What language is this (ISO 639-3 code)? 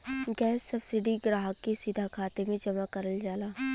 bho